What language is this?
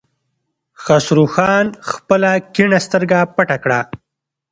Pashto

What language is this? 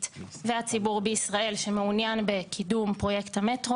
Hebrew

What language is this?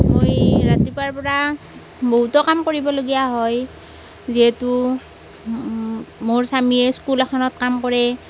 Assamese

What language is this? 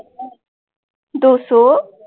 Punjabi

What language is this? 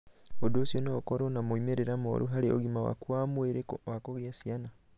Kikuyu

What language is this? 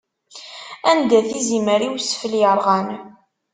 Kabyle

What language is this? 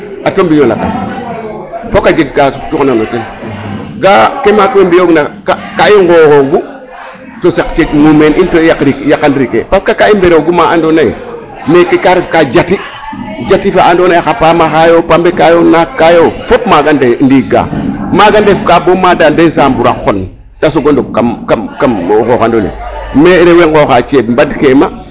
Serer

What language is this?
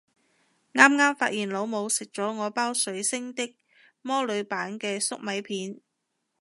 Cantonese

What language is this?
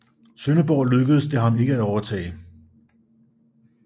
Danish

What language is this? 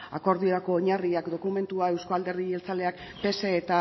Basque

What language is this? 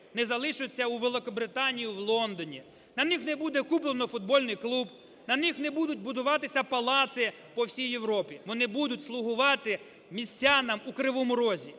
Ukrainian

